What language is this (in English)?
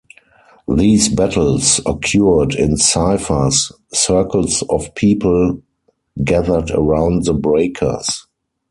English